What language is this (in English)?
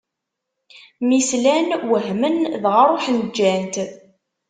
Kabyle